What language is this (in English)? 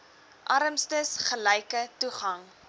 Afrikaans